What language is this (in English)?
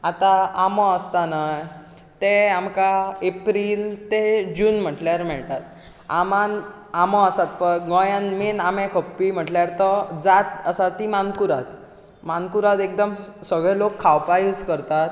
Konkani